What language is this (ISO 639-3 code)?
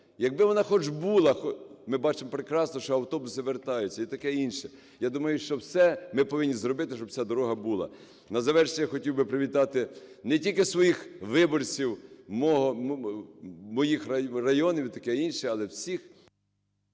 ukr